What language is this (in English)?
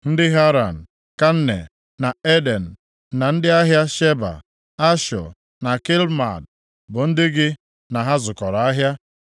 Igbo